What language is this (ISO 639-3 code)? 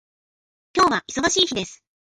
jpn